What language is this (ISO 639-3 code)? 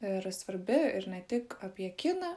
lit